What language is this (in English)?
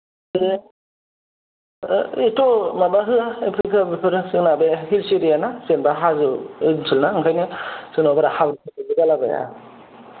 Bodo